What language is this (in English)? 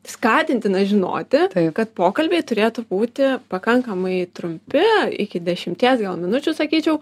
Lithuanian